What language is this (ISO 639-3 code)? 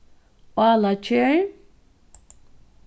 fao